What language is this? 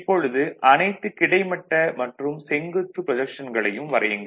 Tamil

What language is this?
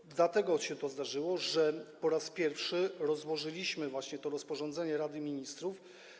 Polish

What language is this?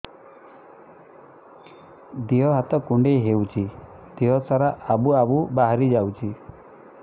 Odia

